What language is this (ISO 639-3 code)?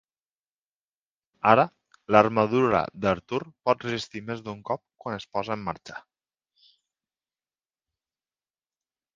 cat